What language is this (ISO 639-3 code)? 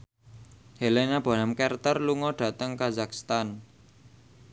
jav